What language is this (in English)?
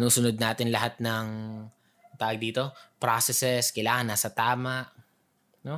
Filipino